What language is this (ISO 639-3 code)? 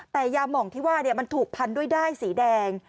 tha